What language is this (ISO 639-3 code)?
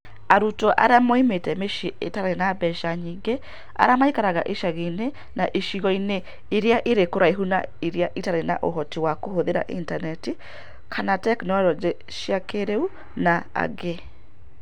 kik